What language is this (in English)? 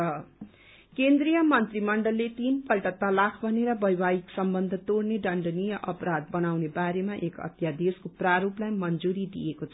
Nepali